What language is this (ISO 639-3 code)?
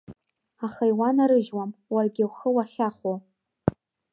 abk